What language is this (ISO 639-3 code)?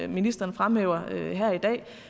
dan